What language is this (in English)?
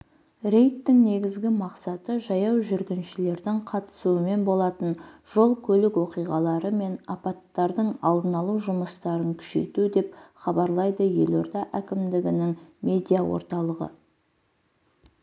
Kazakh